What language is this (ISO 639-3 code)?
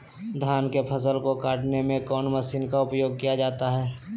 mag